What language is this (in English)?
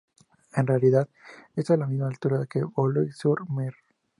Spanish